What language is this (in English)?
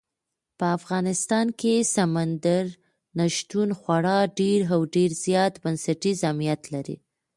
Pashto